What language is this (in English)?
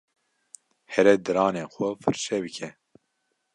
Kurdish